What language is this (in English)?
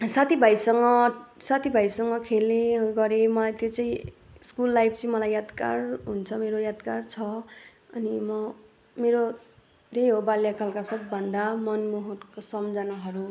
Nepali